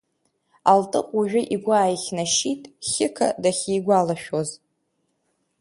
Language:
Abkhazian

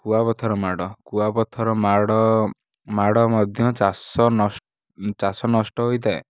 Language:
Odia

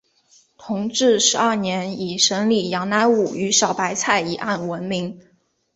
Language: Chinese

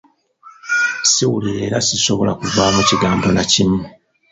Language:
Ganda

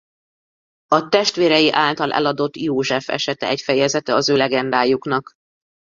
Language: Hungarian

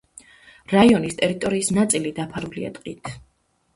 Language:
Georgian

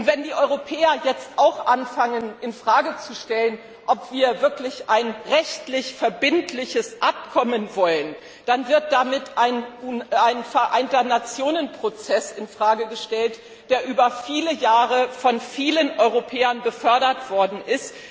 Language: German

